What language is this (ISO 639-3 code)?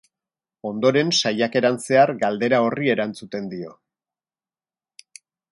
eus